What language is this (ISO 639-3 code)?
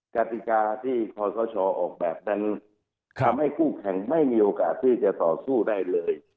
tha